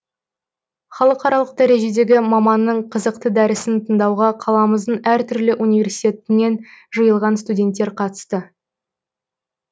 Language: Kazakh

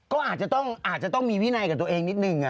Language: Thai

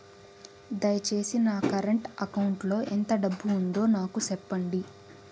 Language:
Telugu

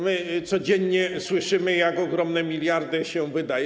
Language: Polish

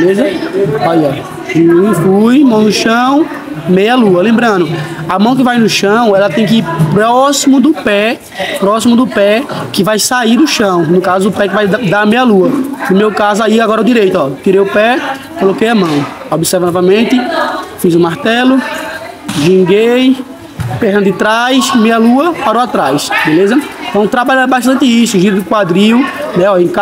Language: Portuguese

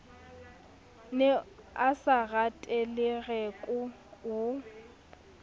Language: Southern Sotho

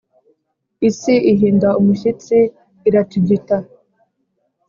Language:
Kinyarwanda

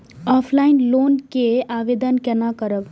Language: Maithili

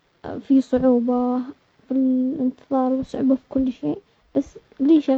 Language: Omani Arabic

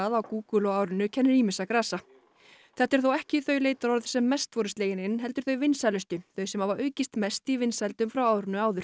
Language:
Icelandic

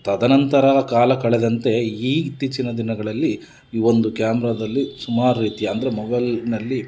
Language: Kannada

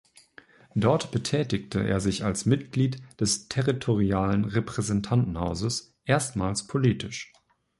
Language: German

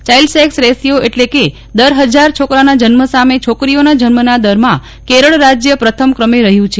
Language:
Gujarati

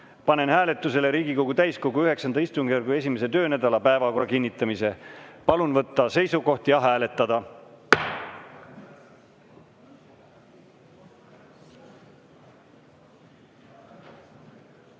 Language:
Estonian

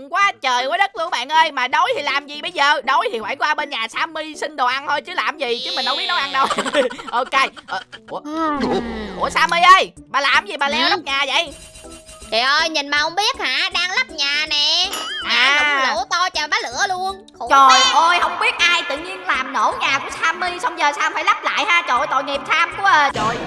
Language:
Vietnamese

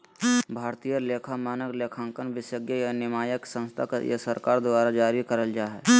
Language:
Magahi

